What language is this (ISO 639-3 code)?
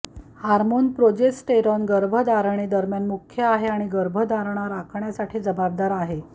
mar